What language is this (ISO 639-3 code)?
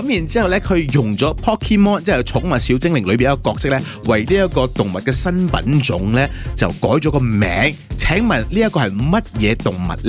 zho